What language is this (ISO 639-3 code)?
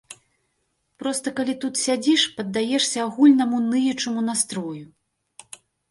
bel